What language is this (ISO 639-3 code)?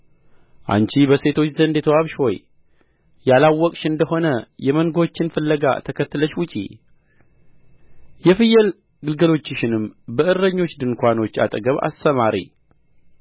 amh